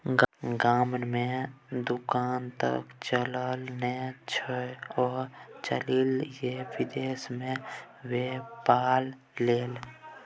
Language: Maithili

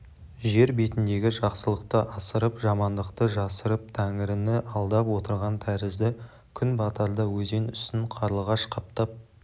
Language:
Kazakh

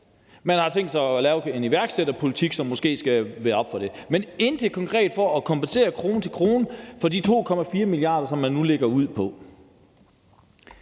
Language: Danish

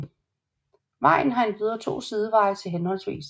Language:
Danish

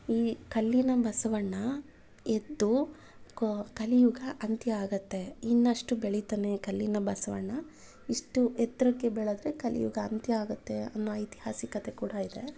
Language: Kannada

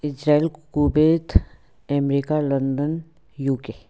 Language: Nepali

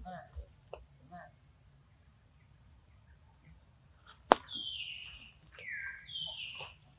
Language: Vietnamese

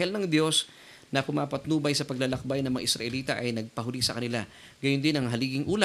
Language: Filipino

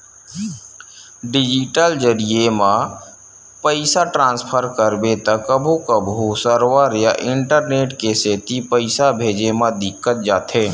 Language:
Chhattisgarhi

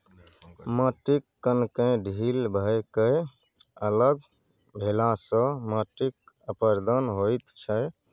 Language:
Maithili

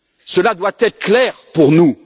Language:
French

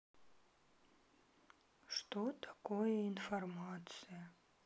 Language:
Russian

